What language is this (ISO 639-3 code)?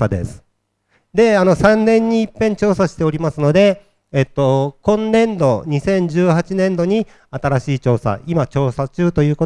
jpn